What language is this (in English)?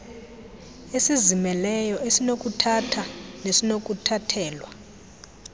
Xhosa